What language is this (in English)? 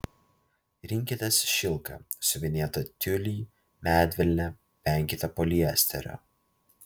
Lithuanian